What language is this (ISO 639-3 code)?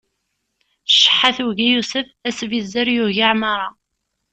kab